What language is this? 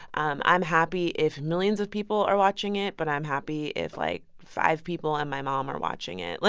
English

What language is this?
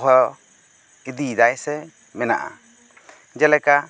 Santali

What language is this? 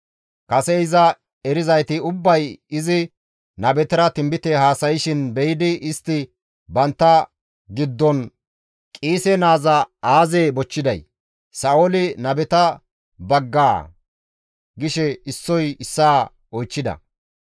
Gamo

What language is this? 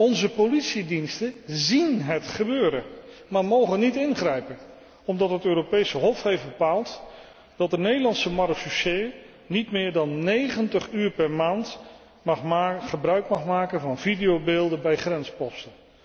Dutch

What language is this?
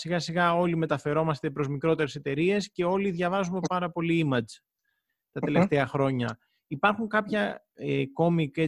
Greek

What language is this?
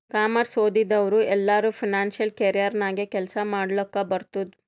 Kannada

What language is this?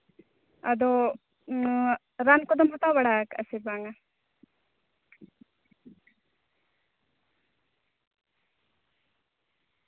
Santali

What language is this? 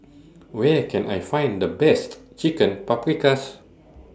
English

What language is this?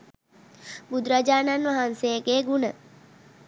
Sinhala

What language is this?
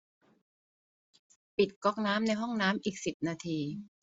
Thai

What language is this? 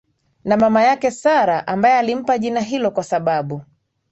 Swahili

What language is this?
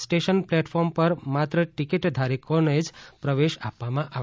Gujarati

